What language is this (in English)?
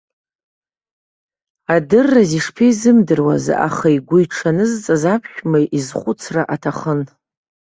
Abkhazian